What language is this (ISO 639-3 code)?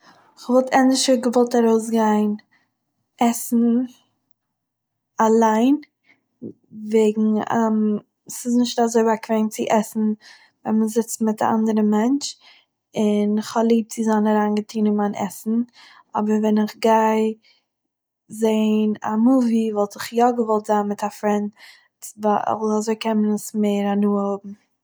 yid